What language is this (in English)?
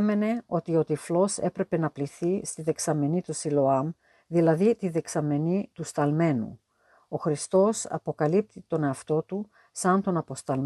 Greek